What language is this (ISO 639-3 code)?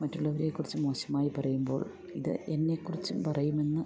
mal